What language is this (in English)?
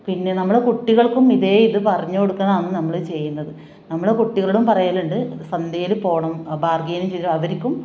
Malayalam